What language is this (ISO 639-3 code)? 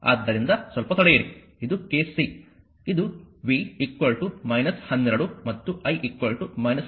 kan